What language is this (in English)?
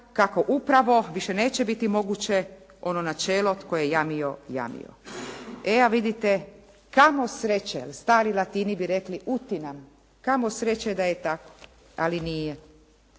Croatian